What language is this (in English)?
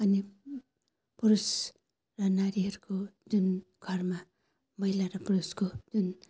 Nepali